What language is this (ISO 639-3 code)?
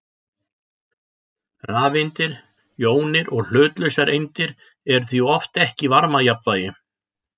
isl